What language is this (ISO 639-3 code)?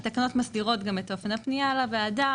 heb